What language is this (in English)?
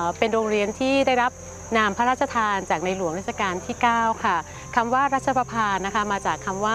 Thai